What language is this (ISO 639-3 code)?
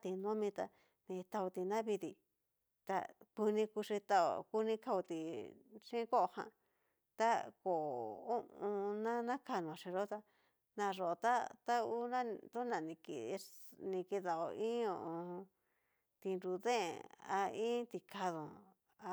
miu